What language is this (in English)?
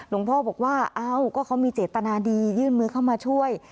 Thai